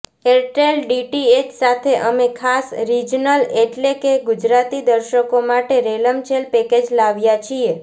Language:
Gujarati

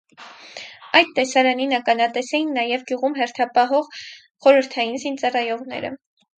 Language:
Armenian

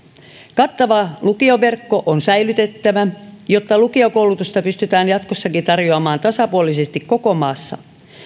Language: Finnish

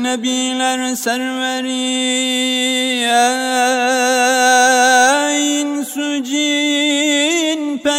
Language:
Turkish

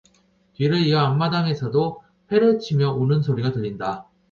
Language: Korean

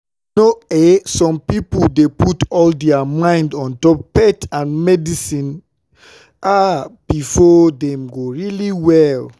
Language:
Nigerian Pidgin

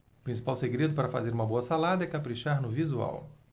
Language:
Portuguese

